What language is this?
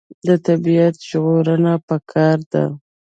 Pashto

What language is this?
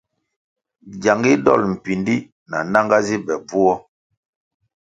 Kwasio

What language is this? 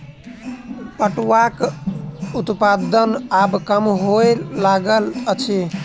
Maithili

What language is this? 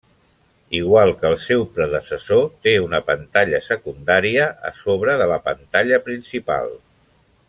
Catalan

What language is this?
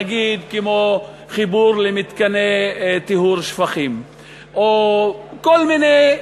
Hebrew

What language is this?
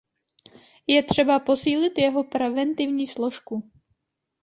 Czech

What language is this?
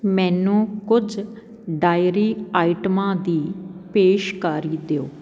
Punjabi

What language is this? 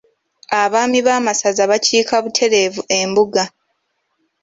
Ganda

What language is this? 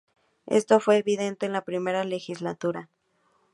Spanish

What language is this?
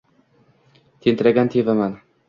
Uzbek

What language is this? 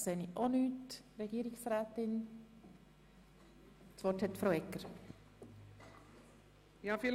Swiss German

